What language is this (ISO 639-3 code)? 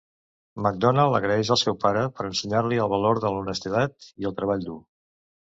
cat